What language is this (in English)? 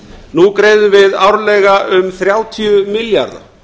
Icelandic